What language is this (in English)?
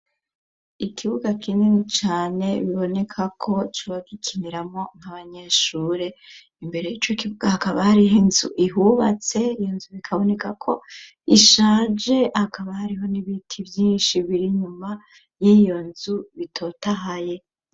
Rundi